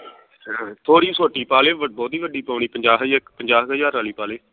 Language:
Punjabi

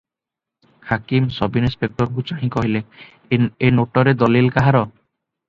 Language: Odia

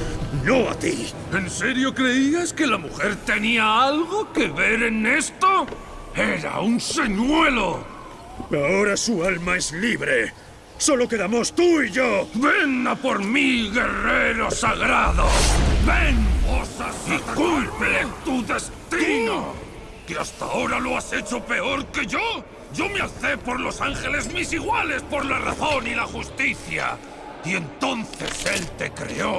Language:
Spanish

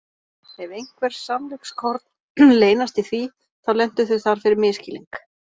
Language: Icelandic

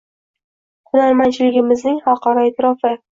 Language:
Uzbek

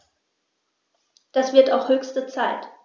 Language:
German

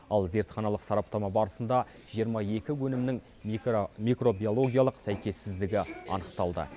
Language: Kazakh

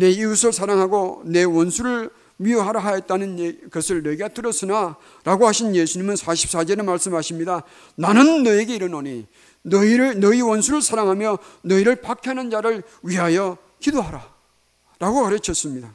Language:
Korean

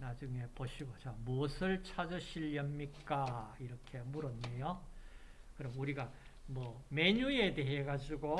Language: Korean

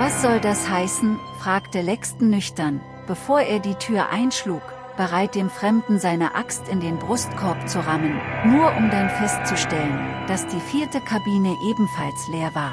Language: German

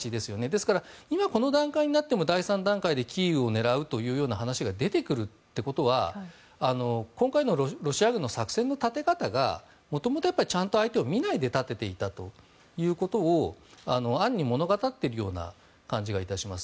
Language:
Japanese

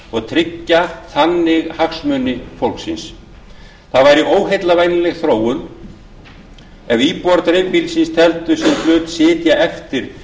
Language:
Icelandic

